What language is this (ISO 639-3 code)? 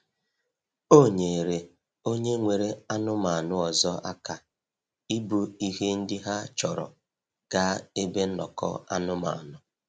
ibo